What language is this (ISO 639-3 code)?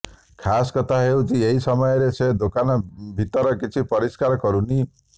ori